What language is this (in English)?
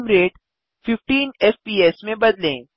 Hindi